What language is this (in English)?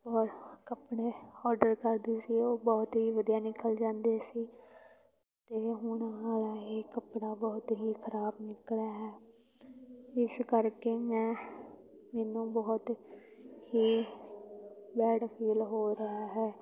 Punjabi